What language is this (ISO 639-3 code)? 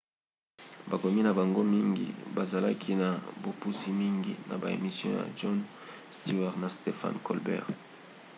lin